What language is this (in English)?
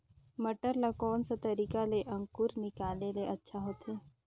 Chhattisgarhi